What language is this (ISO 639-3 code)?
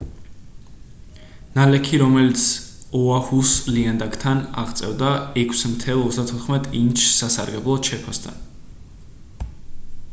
kat